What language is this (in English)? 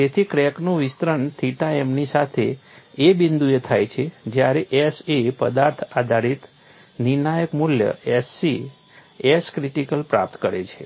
Gujarati